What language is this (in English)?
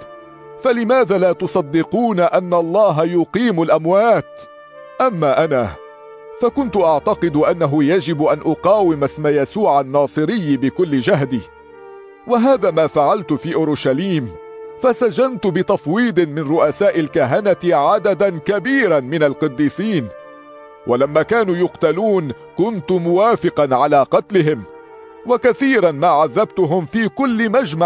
Arabic